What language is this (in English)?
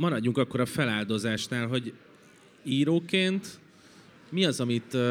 Hungarian